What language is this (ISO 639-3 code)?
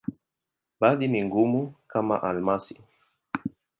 swa